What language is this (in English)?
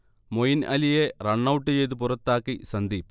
Malayalam